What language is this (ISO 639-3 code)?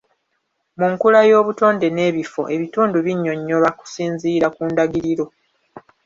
lug